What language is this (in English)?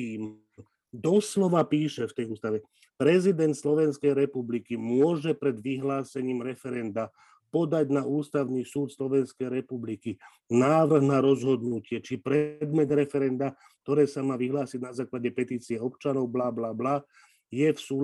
Slovak